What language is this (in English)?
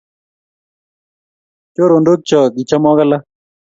Kalenjin